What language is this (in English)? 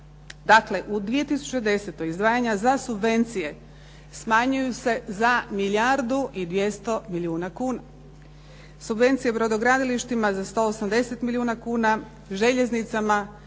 Croatian